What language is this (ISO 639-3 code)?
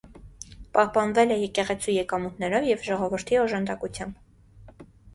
hye